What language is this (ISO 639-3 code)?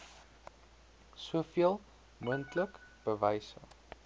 afr